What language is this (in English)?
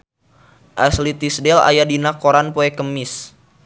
Sundanese